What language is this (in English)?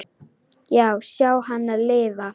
Icelandic